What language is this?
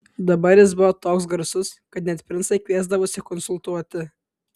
Lithuanian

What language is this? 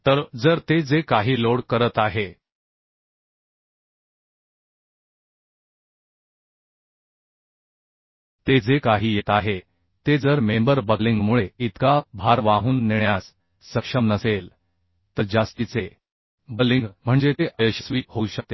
Marathi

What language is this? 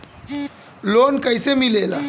Bhojpuri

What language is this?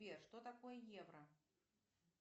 Russian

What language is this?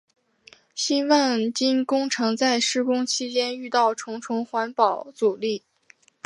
Chinese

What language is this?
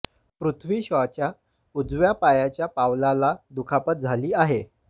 Marathi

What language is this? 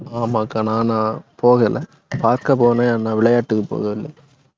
Tamil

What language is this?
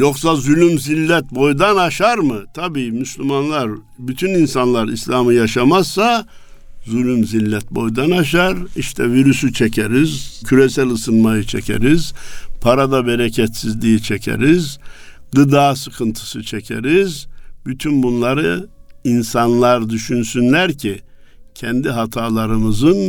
Turkish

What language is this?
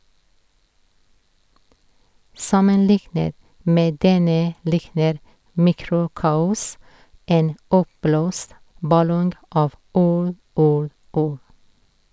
Norwegian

